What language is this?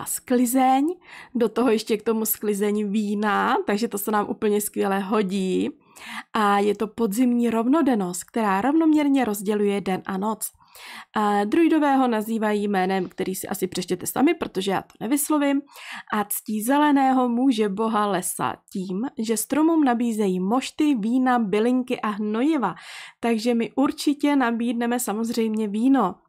Czech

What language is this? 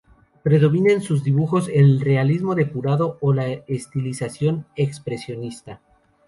Spanish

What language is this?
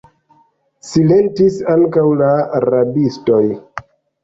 Esperanto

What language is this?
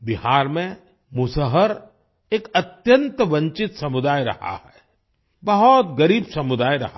Hindi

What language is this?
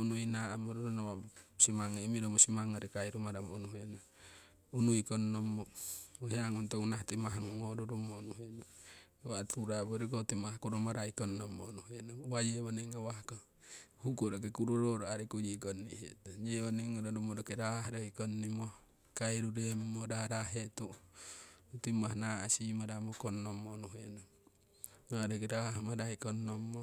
Siwai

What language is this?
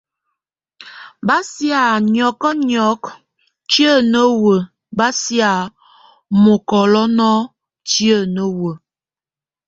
Tunen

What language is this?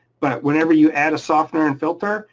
English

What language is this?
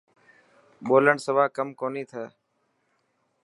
Dhatki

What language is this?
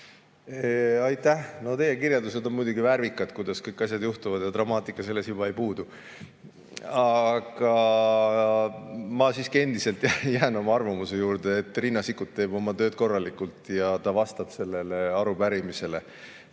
Estonian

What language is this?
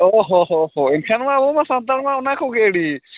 Santali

